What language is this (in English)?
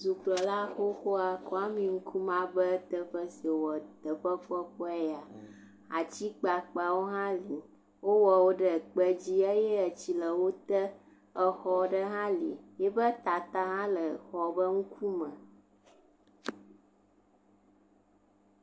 Ewe